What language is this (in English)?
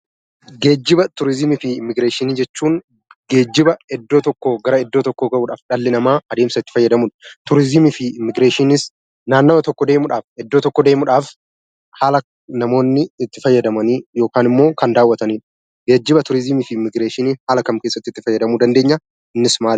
Oromo